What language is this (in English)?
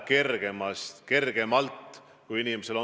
Estonian